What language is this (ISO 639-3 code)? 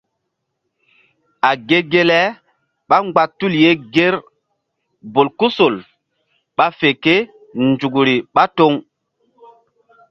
mdd